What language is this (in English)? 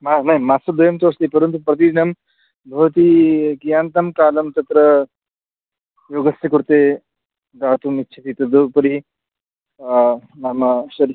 Sanskrit